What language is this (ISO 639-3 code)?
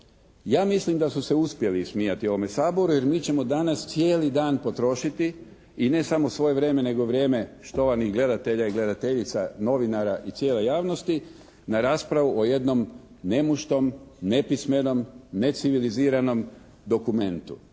hrv